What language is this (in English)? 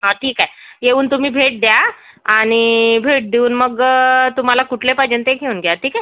Marathi